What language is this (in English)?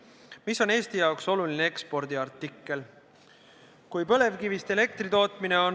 Estonian